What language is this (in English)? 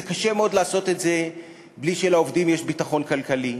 Hebrew